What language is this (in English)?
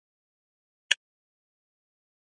Pashto